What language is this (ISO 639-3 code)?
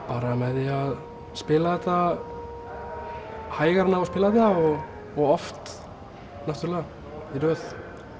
isl